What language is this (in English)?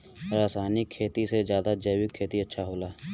Bhojpuri